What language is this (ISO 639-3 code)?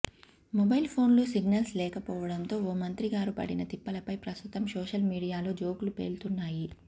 tel